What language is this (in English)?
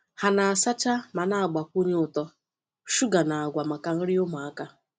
Igbo